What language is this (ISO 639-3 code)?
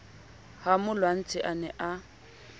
sot